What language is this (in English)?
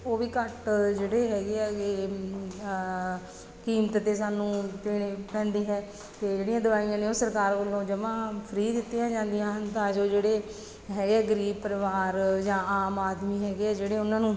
Punjabi